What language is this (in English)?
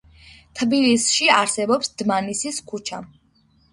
Georgian